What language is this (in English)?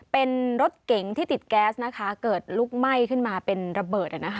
Thai